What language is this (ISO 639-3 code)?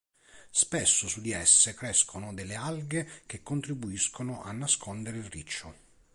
ita